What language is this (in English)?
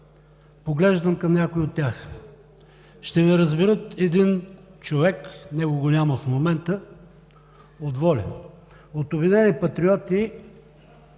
Bulgarian